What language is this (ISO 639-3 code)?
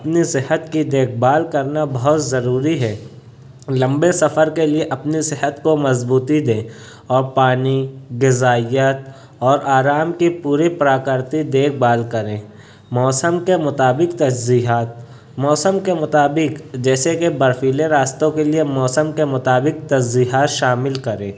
urd